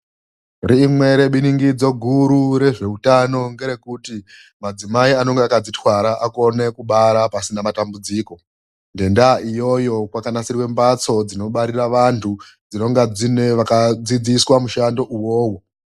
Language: Ndau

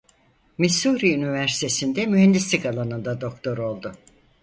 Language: Turkish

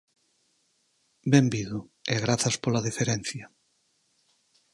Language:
Galician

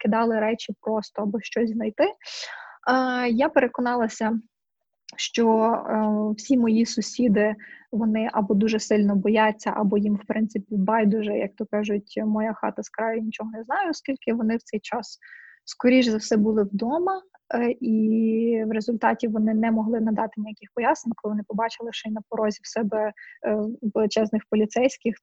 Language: Ukrainian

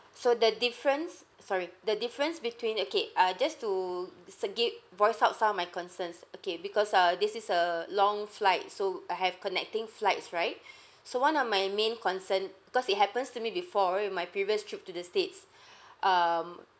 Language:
English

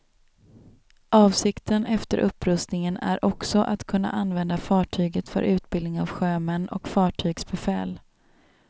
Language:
Swedish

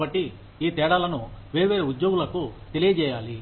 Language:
Telugu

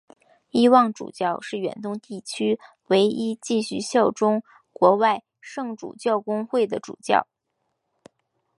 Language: Chinese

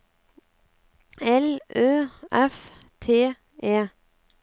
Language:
Norwegian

